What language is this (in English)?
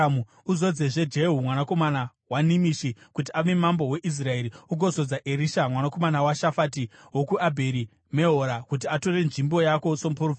Shona